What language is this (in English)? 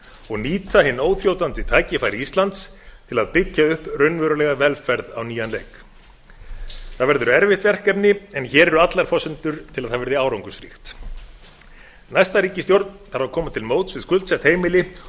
Icelandic